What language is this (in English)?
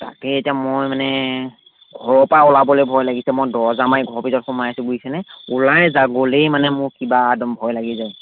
Assamese